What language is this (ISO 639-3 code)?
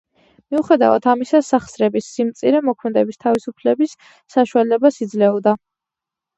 kat